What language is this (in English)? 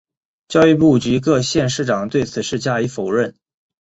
Chinese